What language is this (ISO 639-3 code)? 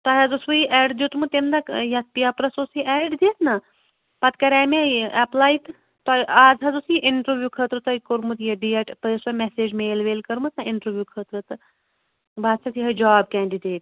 kas